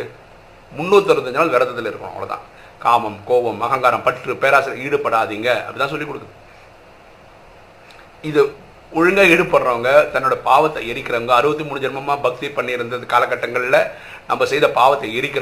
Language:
Tamil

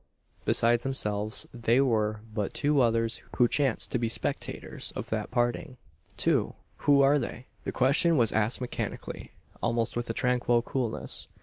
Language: English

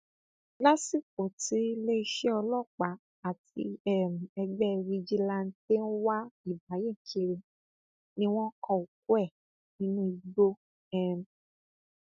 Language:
Yoruba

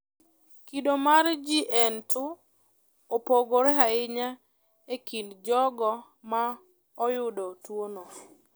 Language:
Luo (Kenya and Tanzania)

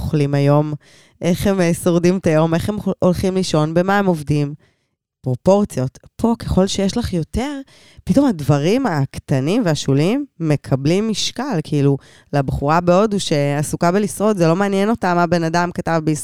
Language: Hebrew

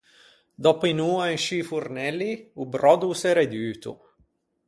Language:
Ligurian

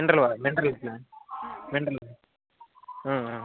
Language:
Telugu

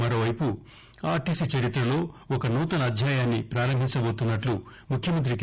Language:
Telugu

